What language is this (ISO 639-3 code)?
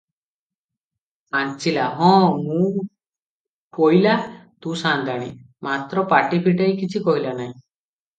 ori